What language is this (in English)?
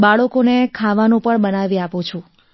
Gujarati